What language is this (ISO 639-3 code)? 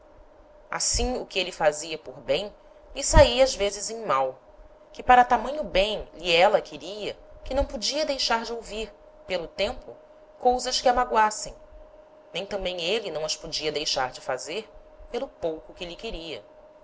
por